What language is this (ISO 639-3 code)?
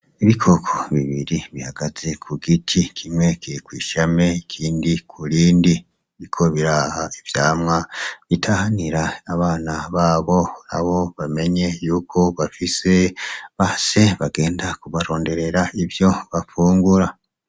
run